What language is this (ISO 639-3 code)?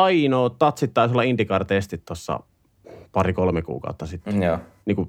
fin